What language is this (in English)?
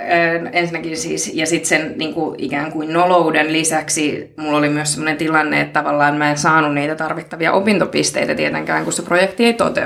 Finnish